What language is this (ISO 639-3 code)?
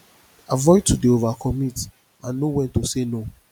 pcm